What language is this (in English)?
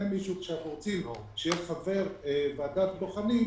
Hebrew